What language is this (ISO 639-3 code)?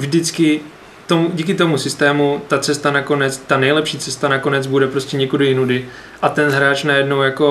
ces